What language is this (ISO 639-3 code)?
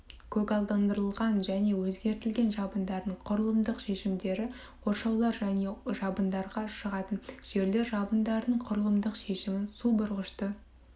kaz